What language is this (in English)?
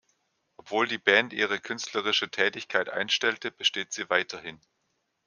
German